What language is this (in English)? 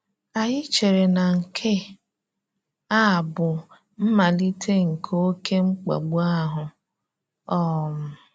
Igbo